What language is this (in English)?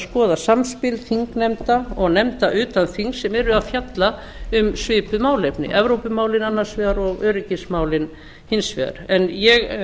Icelandic